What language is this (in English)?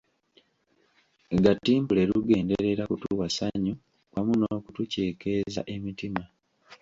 Ganda